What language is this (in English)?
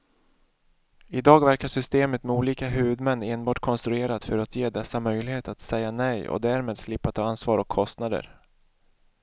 Swedish